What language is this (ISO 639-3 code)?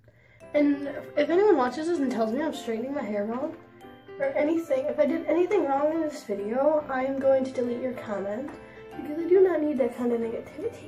eng